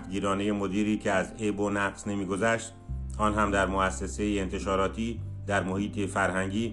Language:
Persian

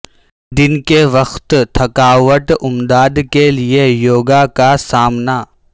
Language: Urdu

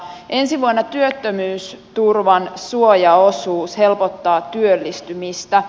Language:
Finnish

